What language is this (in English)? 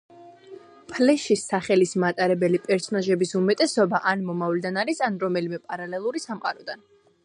Georgian